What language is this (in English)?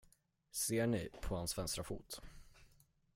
Swedish